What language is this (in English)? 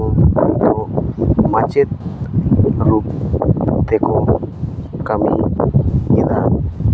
Santali